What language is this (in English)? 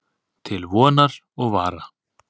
Icelandic